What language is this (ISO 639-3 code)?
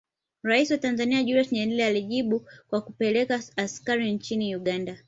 swa